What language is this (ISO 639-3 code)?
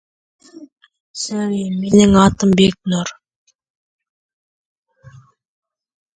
rus